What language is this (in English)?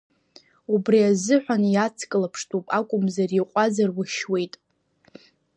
Abkhazian